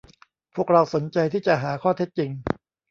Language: Thai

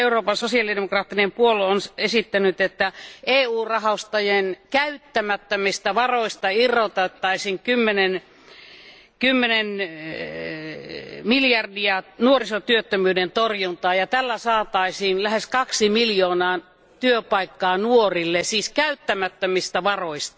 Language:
Finnish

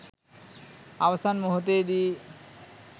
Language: Sinhala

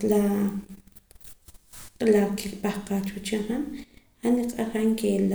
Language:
Poqomam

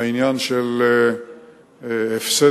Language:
Hebrew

